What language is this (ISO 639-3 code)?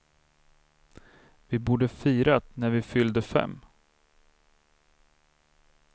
swe